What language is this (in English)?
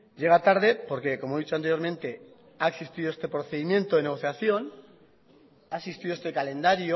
Spanish